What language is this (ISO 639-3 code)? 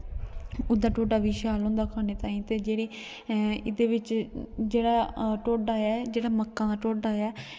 doi